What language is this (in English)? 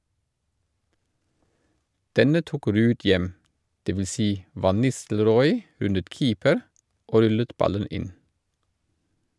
Norwegian